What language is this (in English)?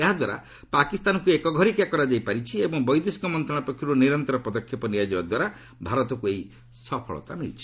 Odia